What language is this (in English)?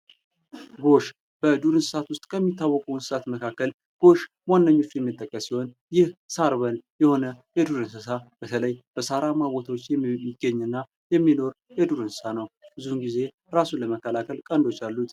Amharic